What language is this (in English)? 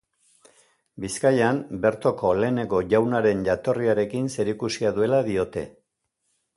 Basque